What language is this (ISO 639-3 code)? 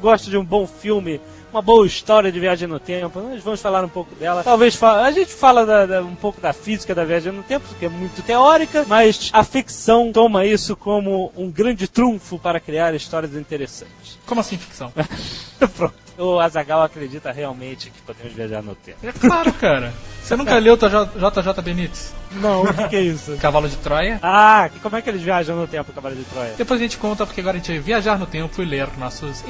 por